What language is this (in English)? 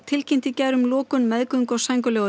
Icelandic